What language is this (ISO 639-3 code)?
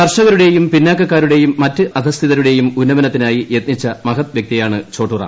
mal